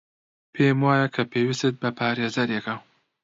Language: Central Kurdish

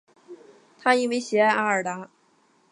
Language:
Chinese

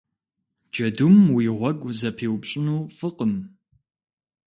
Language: Kabardian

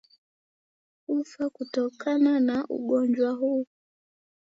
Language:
Swahili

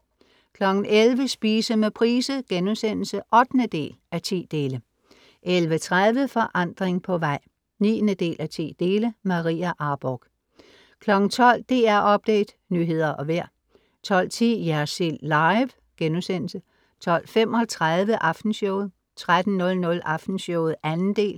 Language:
Danish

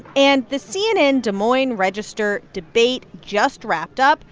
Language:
English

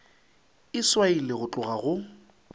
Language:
Northern Sotho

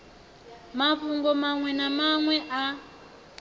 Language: Venda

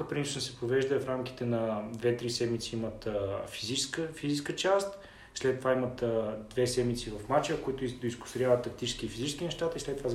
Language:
Bulgarian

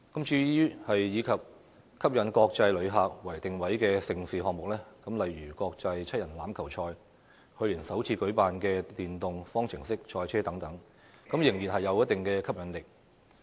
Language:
Cantonese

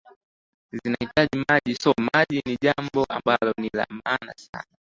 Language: Swahili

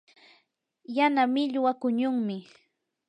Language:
Yanahuanca Pasco Quechua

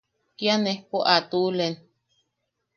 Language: Yaqui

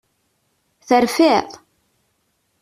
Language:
Kabyle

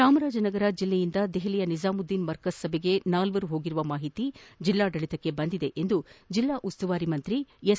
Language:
Kannada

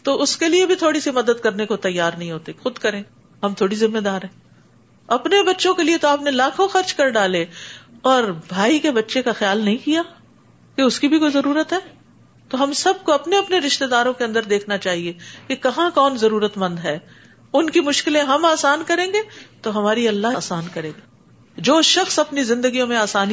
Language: Urdu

